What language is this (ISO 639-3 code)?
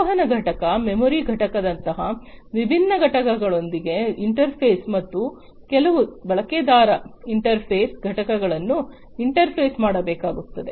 kan